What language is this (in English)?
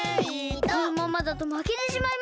Japanese